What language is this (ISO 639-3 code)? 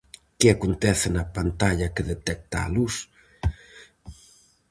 glg